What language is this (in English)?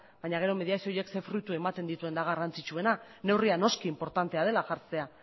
Basque